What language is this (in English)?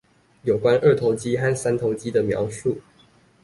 Chinese